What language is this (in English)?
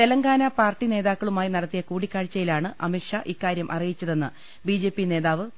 Malayalam